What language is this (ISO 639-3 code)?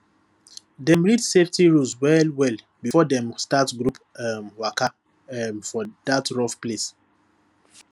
pcm